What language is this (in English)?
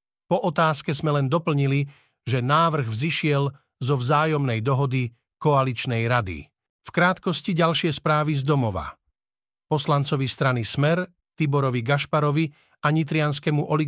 Slovak